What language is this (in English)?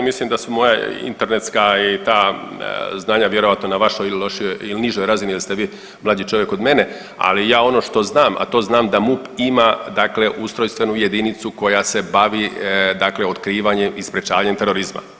Croatian